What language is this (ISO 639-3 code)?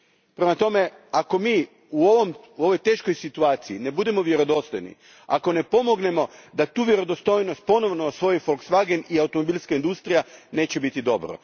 hrv